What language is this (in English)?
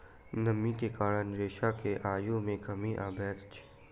Maithili